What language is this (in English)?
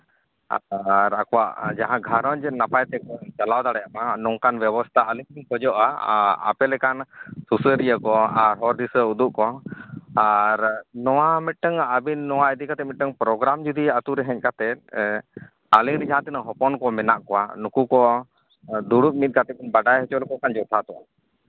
Santali